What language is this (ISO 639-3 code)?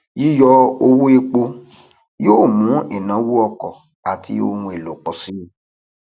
yor